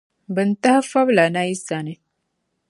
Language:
Dagbani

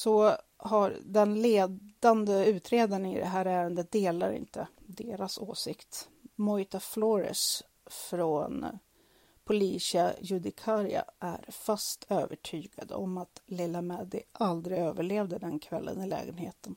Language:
Swedish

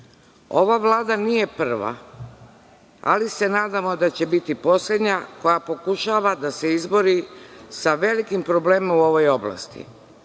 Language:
Serbian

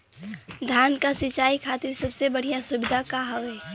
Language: Bhojpuri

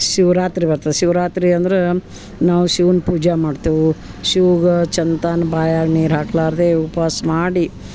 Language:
Kannada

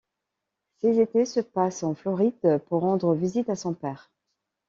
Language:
French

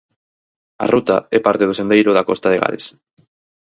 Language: Galician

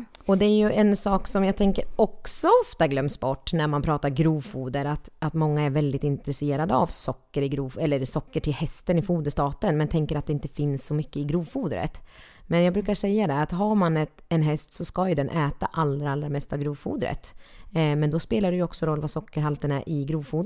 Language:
Swedish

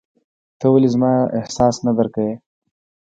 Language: Pashto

